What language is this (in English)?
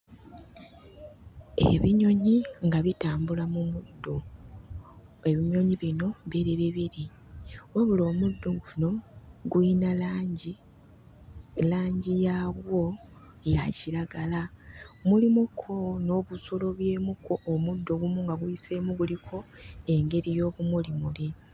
Ganda